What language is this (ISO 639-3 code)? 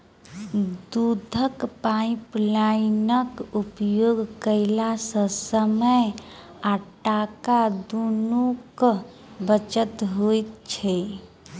mai